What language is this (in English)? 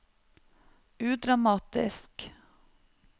Norwegian